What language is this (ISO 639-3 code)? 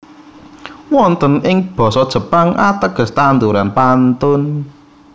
jav